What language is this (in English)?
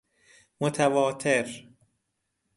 Persian